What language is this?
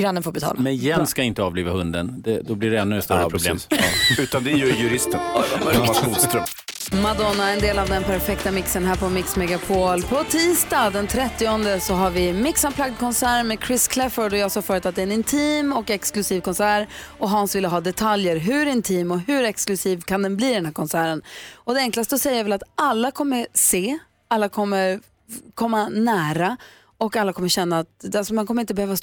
Swedish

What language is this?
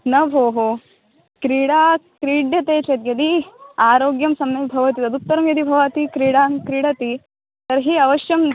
Sanskrit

